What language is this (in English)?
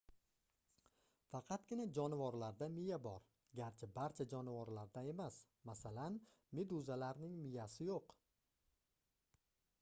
Uzbek